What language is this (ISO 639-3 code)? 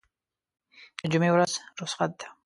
pus